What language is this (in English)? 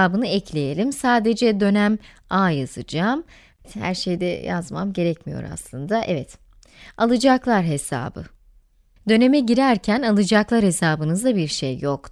Turkish